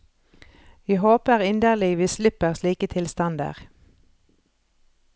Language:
Norwegian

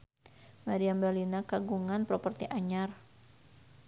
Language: Sundanese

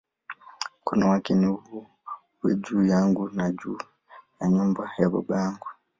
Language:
Swahili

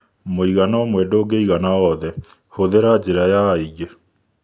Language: Kikuyu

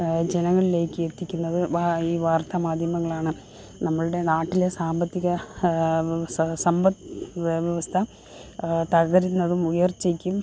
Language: Malayalam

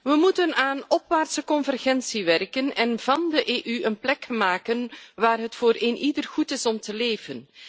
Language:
Dutch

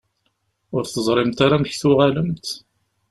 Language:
Kabyle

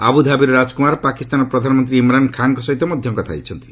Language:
Odia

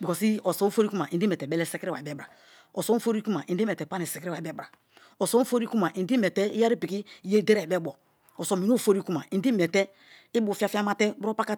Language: Kalabari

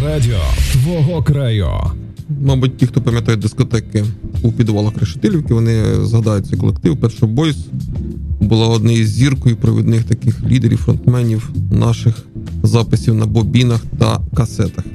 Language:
Ukrainian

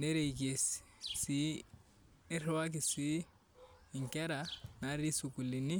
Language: Masai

